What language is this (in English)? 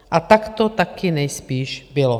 Czech